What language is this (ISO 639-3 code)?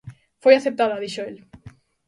glg